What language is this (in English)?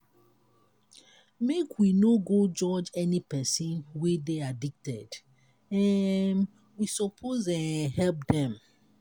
Nigerian Pidgin